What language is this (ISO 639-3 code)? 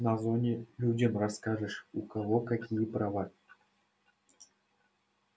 rus